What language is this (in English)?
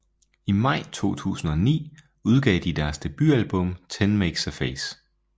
Danish